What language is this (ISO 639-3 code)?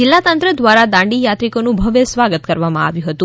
guj